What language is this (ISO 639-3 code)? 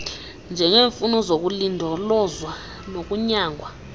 xho